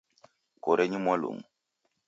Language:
Taita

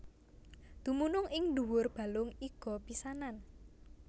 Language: Javanese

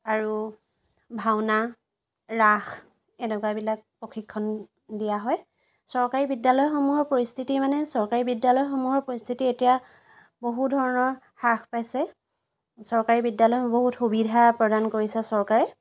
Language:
Assamese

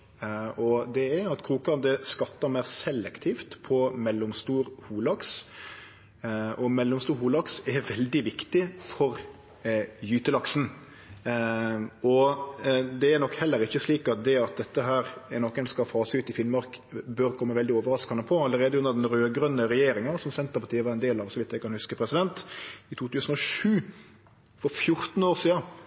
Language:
Norwegian Nynorsk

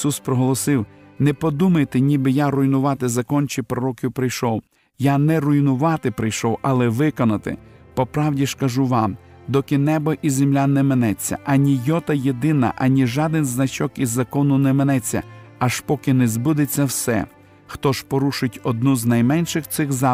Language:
Ukrainian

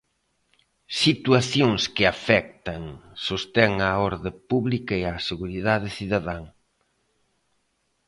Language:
Galician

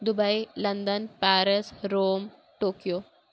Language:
Urdu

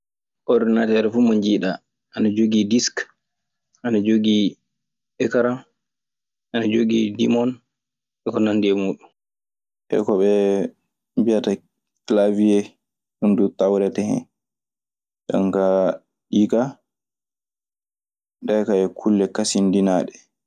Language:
Maasina Fulfulde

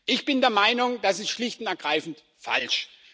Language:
German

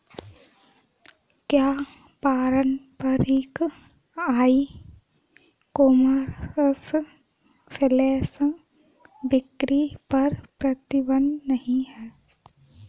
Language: Hindi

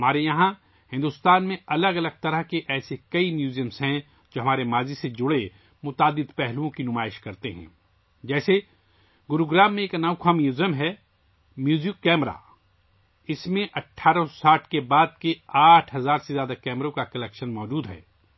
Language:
Urdu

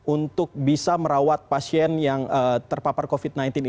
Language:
Indonesian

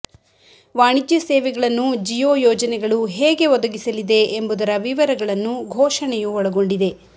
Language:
Kannada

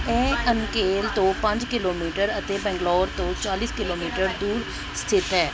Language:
Punjabi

